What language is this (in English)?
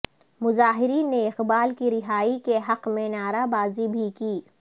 Urdu